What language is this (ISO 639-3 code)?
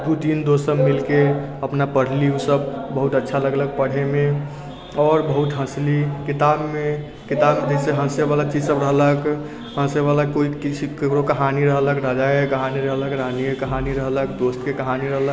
mai